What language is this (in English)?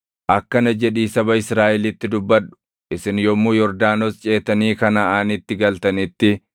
Oromo